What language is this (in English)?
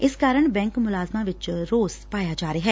Punjabi